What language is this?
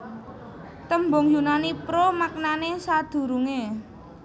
Javanese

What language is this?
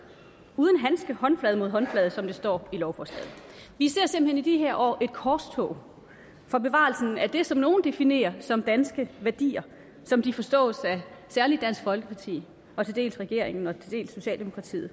Danish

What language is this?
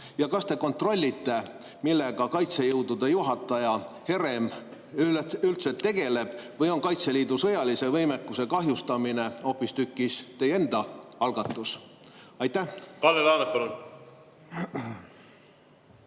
Estonian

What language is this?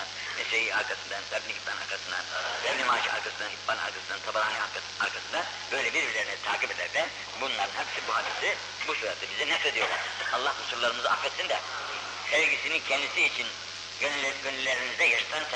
Turkish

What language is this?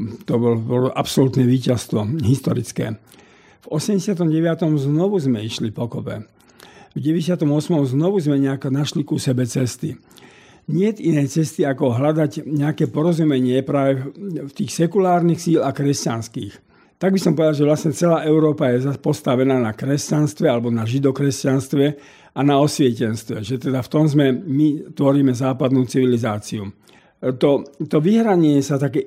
Slovak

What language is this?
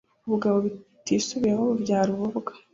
Kinyarwanda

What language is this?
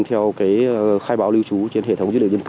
Vietnamese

